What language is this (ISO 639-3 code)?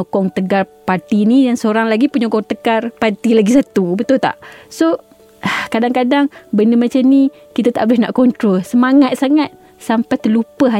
msa